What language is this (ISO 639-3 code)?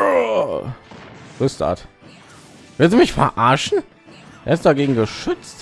deu